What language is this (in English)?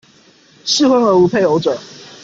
Chinese